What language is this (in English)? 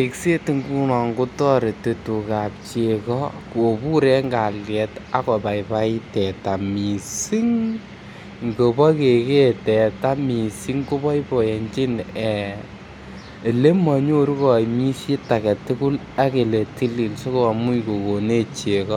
Kalenjin